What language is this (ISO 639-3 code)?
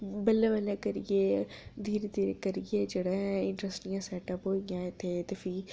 doi